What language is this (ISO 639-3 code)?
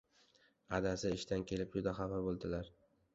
uzb